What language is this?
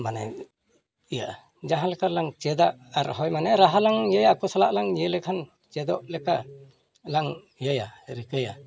Santali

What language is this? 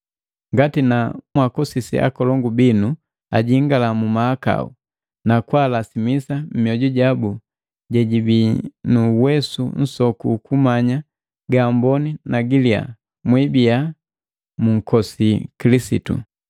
Matengo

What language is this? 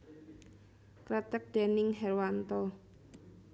Javanese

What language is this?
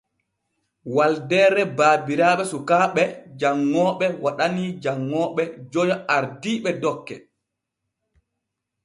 Borgu Fulfulde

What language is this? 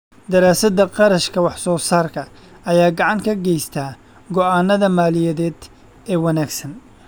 Somali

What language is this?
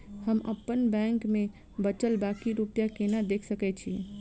Maithili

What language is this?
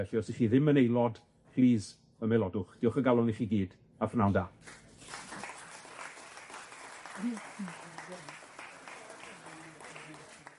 Welsh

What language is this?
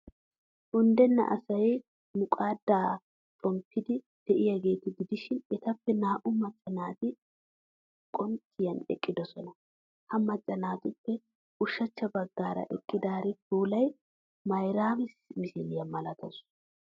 Wolaytta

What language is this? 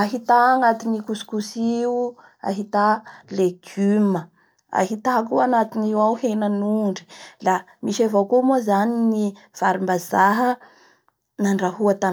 Bara Malagasy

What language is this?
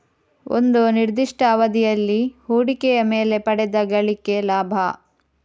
Kannada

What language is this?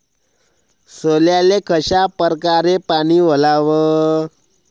Marathi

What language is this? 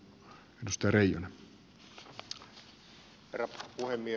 Finnish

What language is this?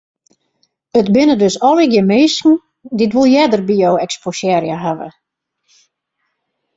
Western Frisian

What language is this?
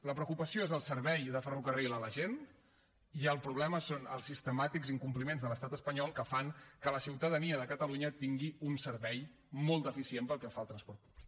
Catalan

